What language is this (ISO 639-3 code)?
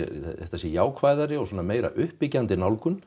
isl